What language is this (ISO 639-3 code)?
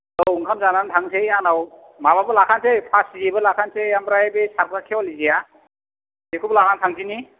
brx